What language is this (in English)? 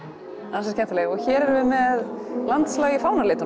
Icelandic